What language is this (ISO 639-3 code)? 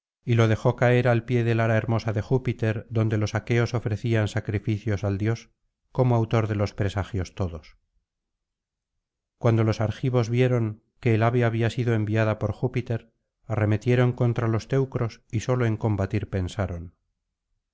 spa